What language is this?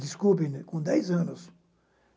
Portuguese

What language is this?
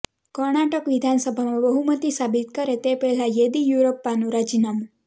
Gujarati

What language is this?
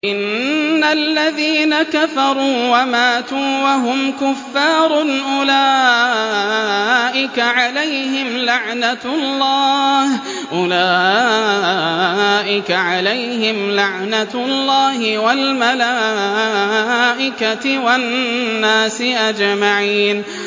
Arabic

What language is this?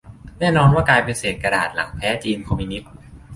Thai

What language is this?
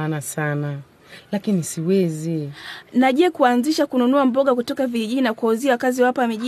Swahili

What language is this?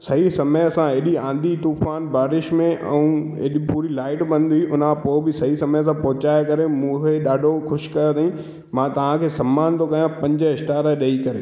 Sindhi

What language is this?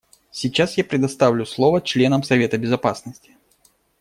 Russian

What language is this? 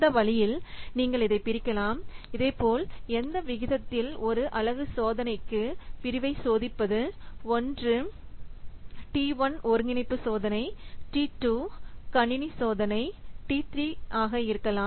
Tamil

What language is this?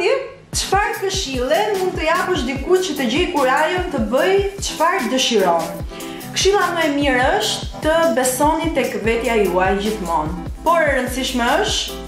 Polish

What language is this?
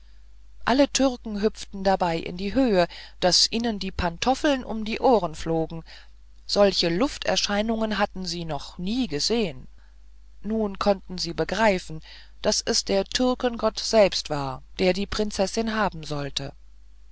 German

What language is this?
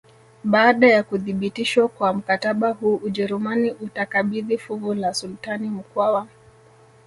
Swahili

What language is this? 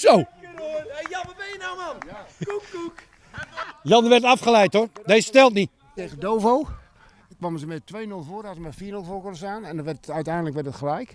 Dutch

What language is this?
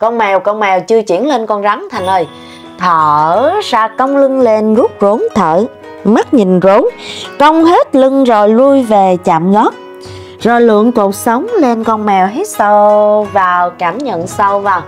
Vietnamese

